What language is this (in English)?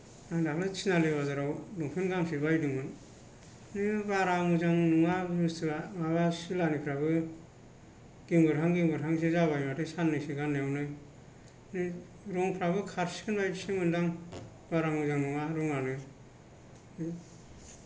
Bodo